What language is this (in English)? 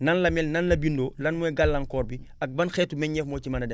Wolof